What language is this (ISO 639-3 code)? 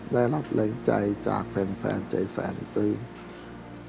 tha